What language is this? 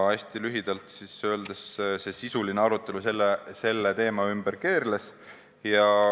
Estonian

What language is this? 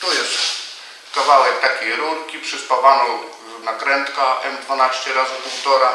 Polish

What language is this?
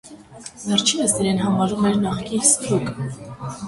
Armenian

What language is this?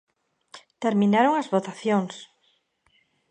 Galician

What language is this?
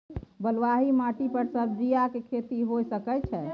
Maithili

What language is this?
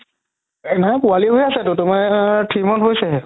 Assamese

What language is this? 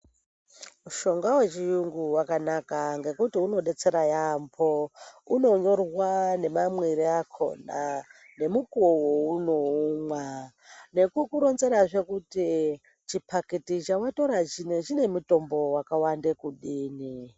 Ndau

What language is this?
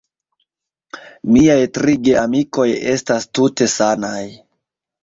Esperanto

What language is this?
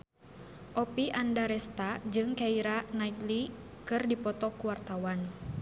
Sundanese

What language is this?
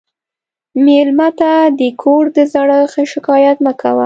Pashto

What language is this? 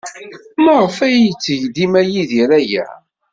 Kabyle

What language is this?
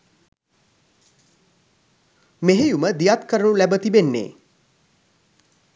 Sinhala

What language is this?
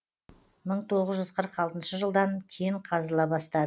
Kazakh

